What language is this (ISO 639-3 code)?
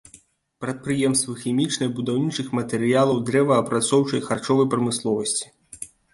bel